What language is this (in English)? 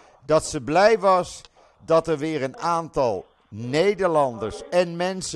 Dutch